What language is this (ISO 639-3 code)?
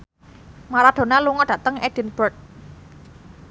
jav